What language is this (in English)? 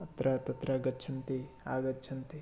Sanskrit